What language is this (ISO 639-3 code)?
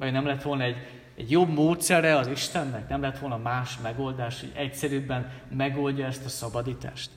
hun